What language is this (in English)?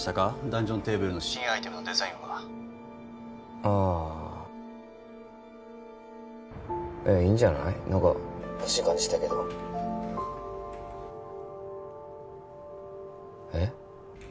Japanese